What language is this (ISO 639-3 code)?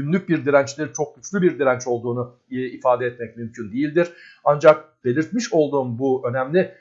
tur